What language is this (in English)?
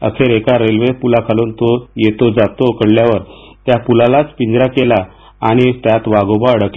Marathi